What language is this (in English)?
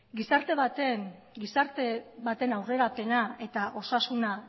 Basque